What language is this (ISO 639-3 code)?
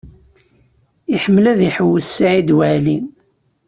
kab